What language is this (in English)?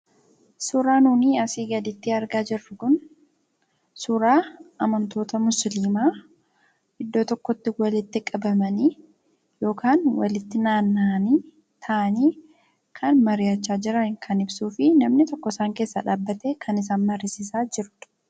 Oromo